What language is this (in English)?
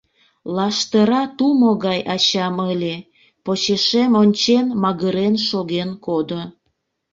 Mari